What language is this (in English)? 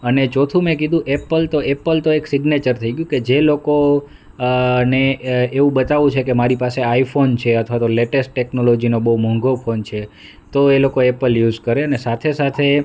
Gujarati